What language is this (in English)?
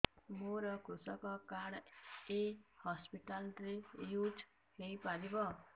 Odia